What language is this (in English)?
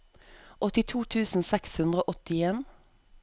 Norwegian